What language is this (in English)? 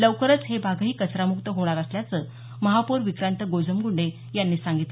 Marathi